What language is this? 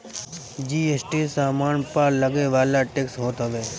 Bhojpuri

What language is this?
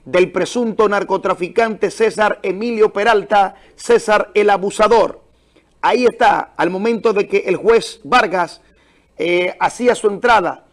Spanish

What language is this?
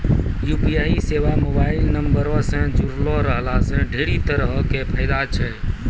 Maithili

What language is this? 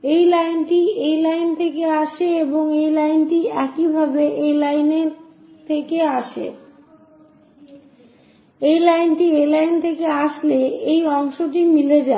Bangla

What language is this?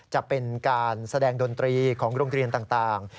Thai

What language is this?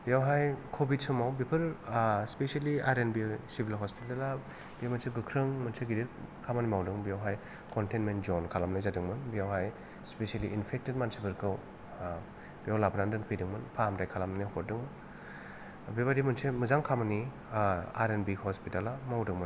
Bodo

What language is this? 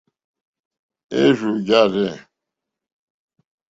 Mokpwe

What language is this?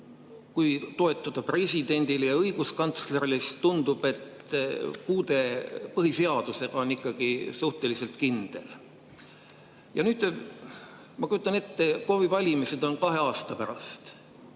Estonian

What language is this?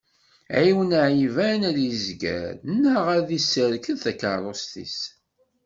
Kabyle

